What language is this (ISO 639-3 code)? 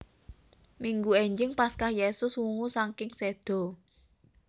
jav